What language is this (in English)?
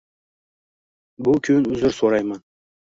Uzbek